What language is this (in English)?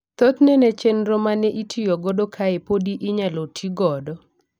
Luo (Kenya and Tanzania)